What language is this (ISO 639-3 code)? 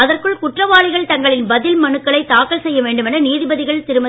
tam